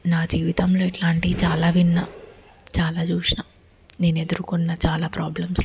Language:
Telugu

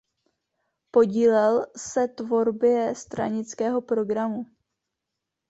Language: Czech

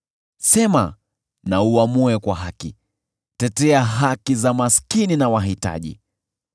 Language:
Swahili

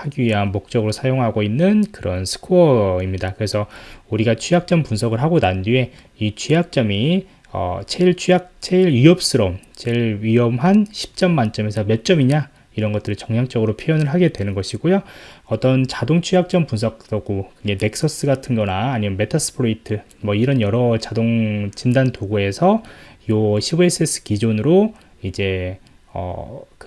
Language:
Korean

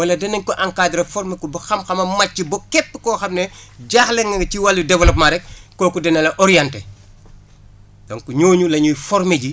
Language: Wolof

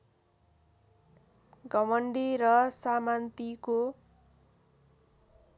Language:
Nepali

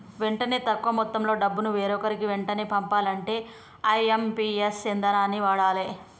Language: Telugu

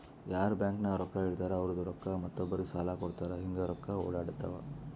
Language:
Kannada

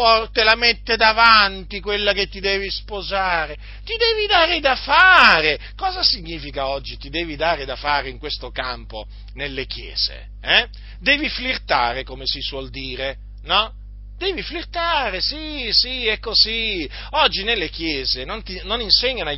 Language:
Italian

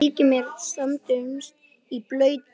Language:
Icelandic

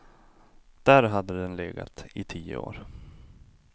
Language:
Swedish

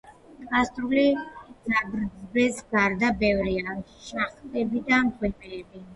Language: Georgian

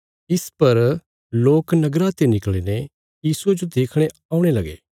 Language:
Bilaspuri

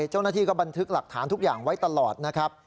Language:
Thai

